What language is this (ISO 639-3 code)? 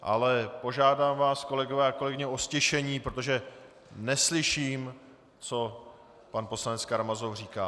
ces